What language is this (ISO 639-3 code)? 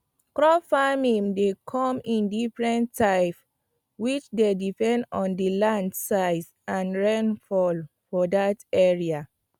pcm